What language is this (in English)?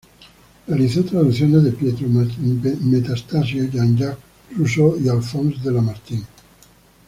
Spanish